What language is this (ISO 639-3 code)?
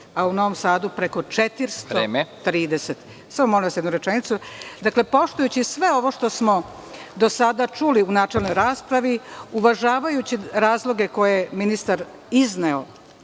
srp